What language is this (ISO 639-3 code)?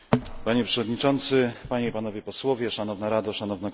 pol